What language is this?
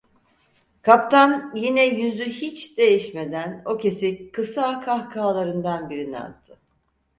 Turkish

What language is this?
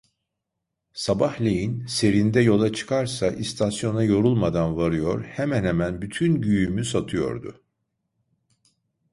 Turkish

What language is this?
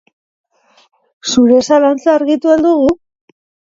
Basque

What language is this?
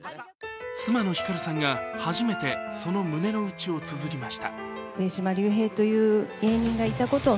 Japanese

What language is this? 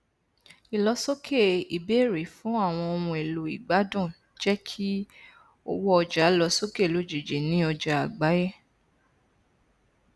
Yoruba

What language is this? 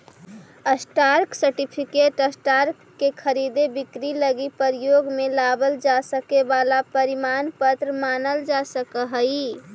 Magahi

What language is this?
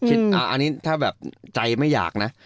Thai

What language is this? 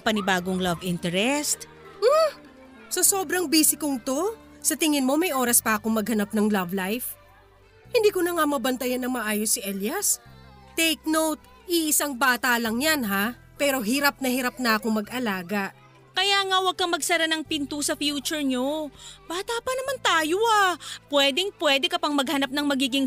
Filipino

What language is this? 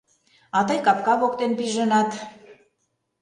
Mari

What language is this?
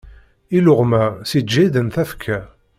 Kabyle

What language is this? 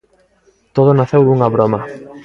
Galician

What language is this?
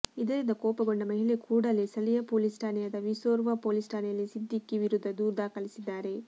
Kannada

